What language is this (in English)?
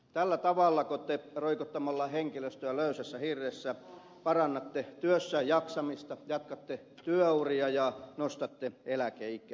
Finnish